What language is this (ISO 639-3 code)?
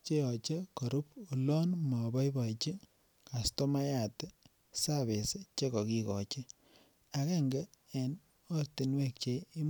kln